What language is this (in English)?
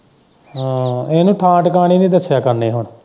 Punjabi